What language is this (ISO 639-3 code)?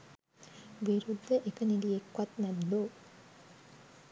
sin